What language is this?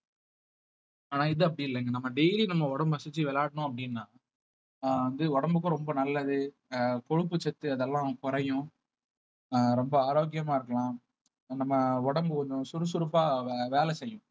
Tamil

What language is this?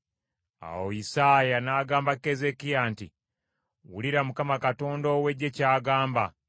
Ganda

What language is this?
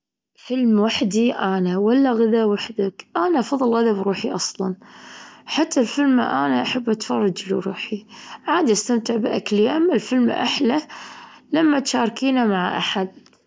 Gulf Arabic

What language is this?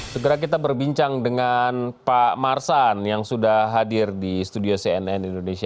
Indonesian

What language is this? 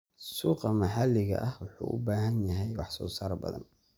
Somali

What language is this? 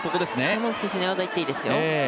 Japanese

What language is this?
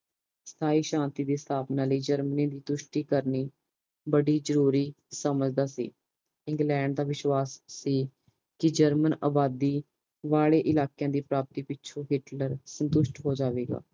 Punjabi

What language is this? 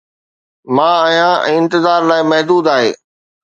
Sindhi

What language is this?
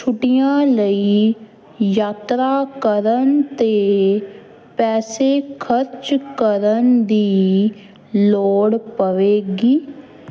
Punjabi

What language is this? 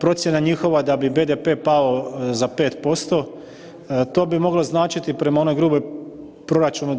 Croatian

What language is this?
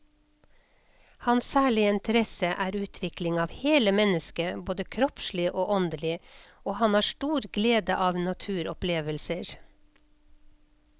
Norwegian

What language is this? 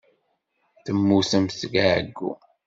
Kabyle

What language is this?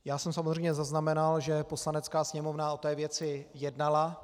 Czech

